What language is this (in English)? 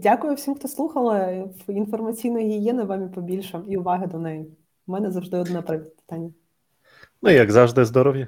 Ukrainian